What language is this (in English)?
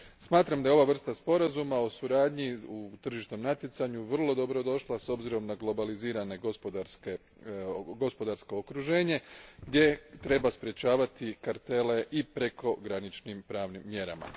Croatian